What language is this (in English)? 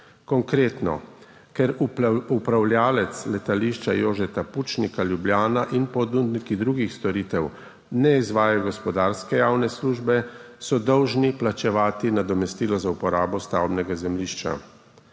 Slovenian